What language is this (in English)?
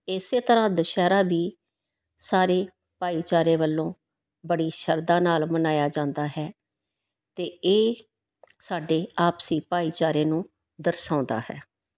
Punjabi